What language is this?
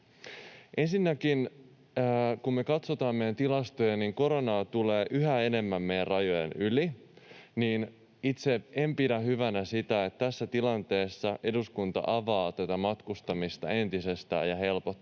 Finnish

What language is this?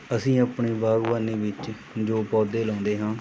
Punjabi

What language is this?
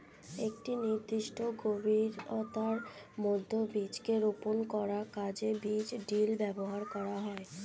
Bangla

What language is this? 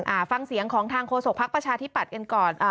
Thai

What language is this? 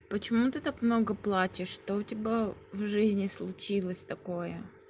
Russian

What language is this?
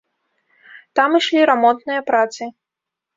Belarusian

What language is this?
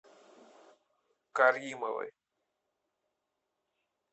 Russian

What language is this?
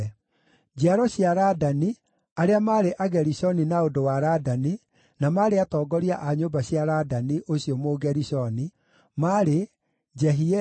Kikuyu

